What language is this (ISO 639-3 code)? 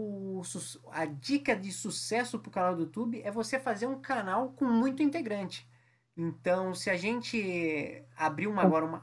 por